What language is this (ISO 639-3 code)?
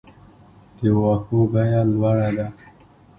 pus